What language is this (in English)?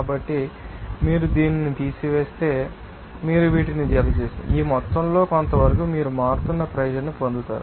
Telugu